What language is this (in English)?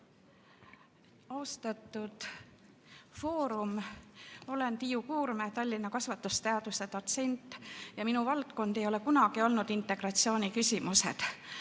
Estonian